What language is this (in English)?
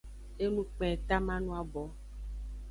Aja (Benin)